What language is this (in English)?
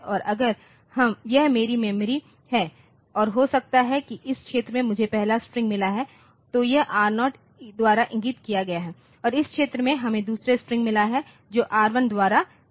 Hindi